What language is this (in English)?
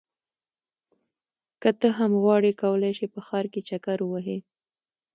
Pashto